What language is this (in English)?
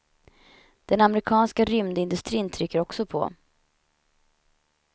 Swedish